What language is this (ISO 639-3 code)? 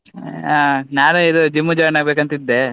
kan